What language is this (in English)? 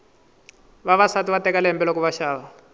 Tsonga